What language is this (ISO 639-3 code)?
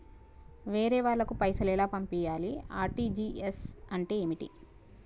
tel